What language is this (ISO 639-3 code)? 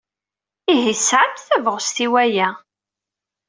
kab